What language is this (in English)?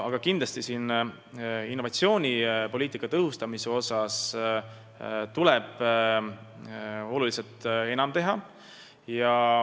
Estonian